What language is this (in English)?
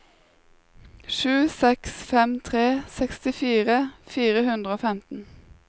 Norwegian